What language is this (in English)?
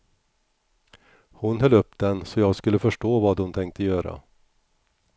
Swedish